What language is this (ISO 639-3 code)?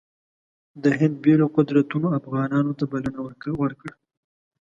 pus